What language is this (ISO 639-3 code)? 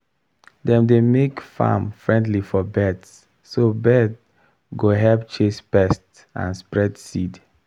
pcm